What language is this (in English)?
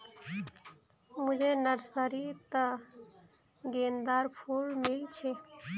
Magahi